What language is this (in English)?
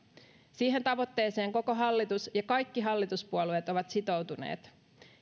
Finnish